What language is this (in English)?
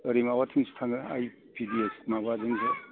Bodo